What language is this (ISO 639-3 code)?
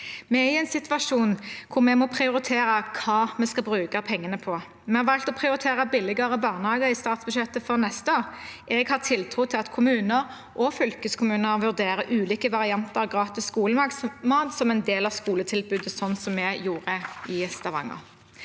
nor